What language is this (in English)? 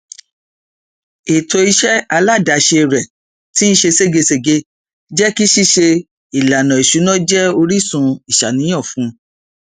Yoruba